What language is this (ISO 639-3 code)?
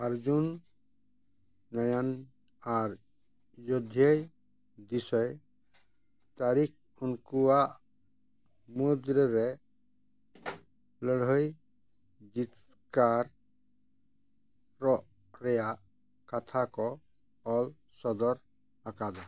sat